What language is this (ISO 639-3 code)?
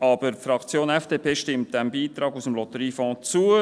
gsw